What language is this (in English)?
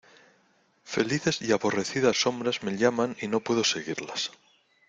Spanish